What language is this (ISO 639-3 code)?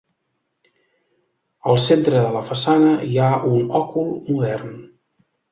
cat